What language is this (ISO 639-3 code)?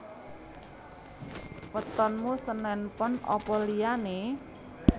jav